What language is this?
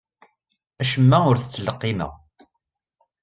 Kabyle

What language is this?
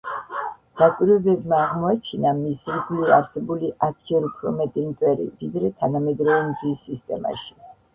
Georgian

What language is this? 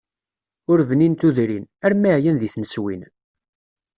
Kabyle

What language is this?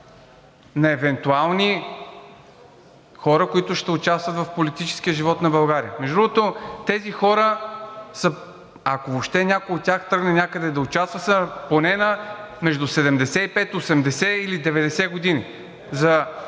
Bulgarian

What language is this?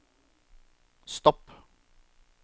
Norwegian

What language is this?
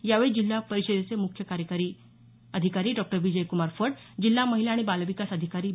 Marathi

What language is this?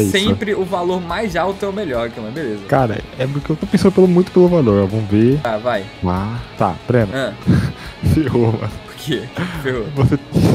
Portuguese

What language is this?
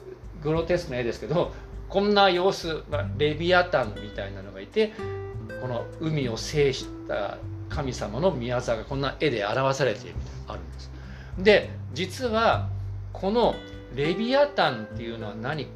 Japanese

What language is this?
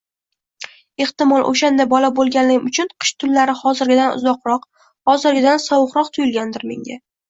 Uzbek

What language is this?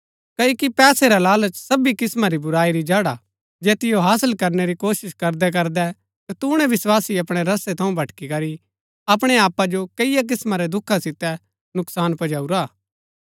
Gaddi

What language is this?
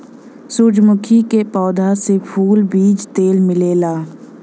Bhojpuri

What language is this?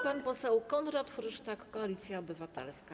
Polish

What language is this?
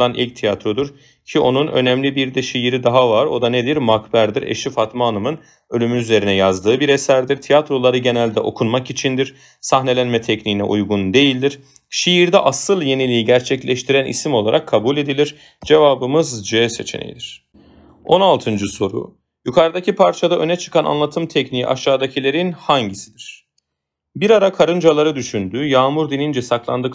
Turkish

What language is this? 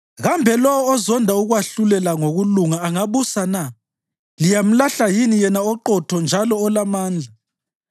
North Ndebele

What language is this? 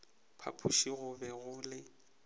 Northern Sotho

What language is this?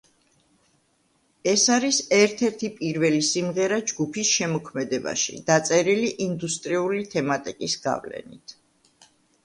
Georgian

